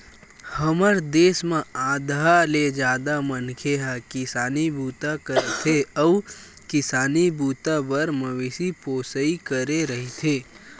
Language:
Chhattisgarhi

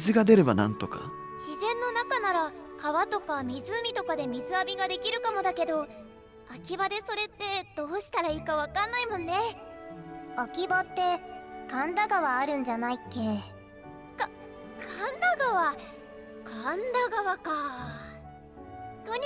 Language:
Japanese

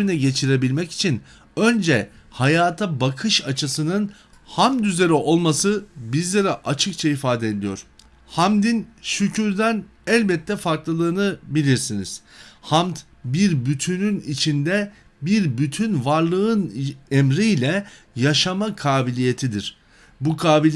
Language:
Turkish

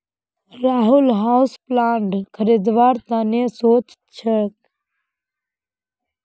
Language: Magahi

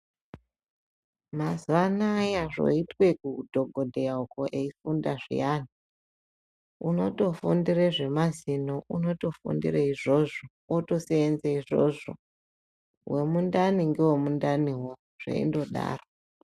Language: Ndau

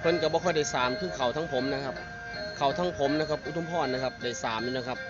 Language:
Thai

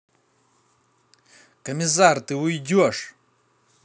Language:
Russian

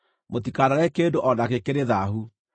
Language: Kikuyu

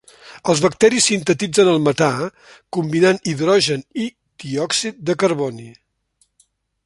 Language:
Catalan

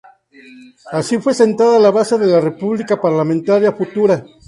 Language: Spanish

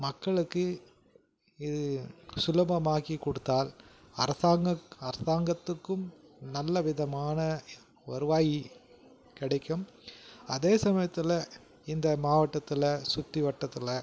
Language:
Tamil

